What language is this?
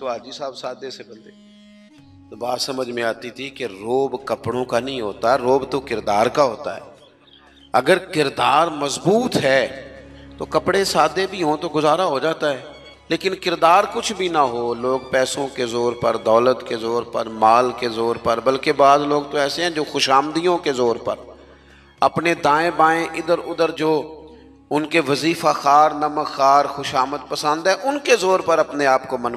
Hindi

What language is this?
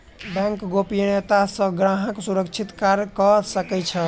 Maithili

